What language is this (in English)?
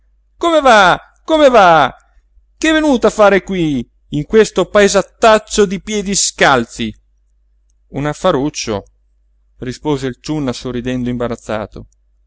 Italian